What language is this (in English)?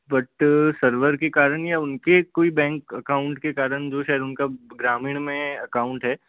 Hindi